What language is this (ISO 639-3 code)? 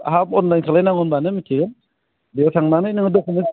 brx